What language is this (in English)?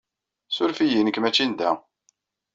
Kabyle